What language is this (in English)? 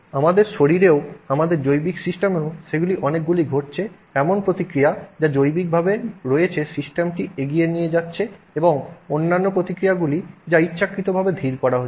Bangla